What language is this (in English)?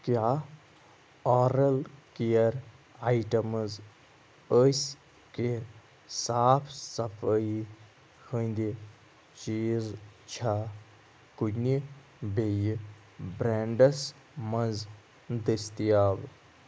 Kashmiri